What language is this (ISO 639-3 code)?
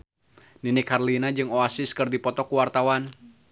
sun